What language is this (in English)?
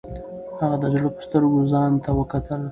Pashto